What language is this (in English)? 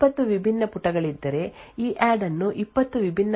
Kannada